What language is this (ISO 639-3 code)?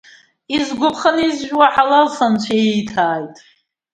abk